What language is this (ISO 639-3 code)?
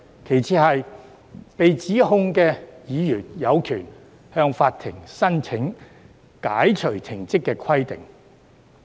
yue